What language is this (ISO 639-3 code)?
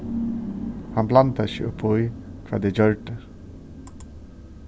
fao